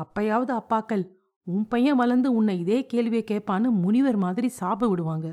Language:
Tamil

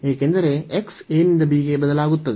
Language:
Kannada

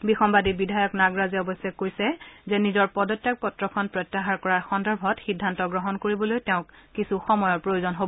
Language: Assamese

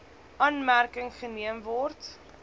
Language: Afrikaans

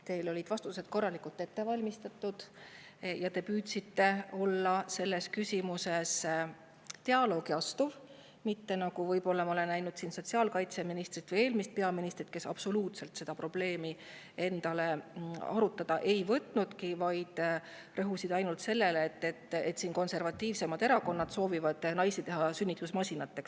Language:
Estonian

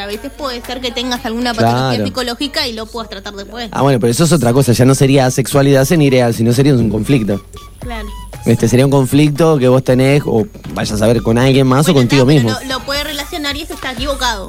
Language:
Spanish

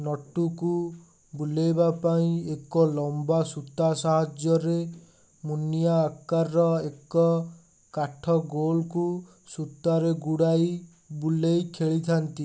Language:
Odia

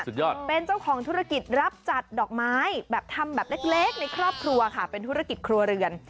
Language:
Thai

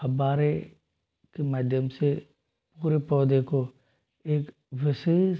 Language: Hindi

